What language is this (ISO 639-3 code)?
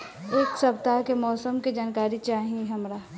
bho